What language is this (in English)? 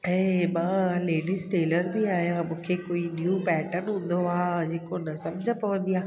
Sindhi